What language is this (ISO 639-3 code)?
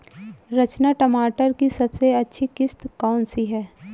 hin